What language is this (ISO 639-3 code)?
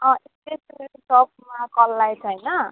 nep